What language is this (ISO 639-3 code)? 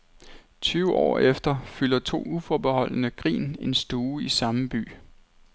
dan